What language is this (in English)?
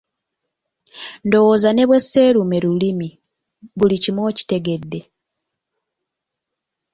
Ganda